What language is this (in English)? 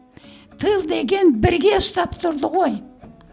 Kazakh